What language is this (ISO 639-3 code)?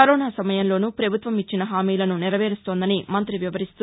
tel